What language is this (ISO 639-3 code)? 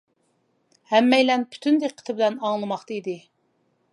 uig